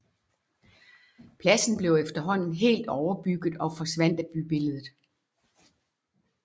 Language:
Danish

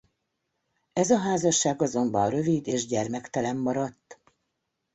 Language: Hungarian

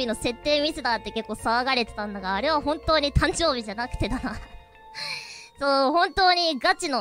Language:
Japanese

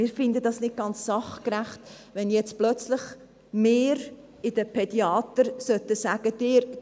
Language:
Swiss German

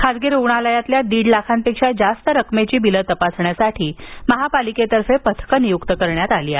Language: Marathi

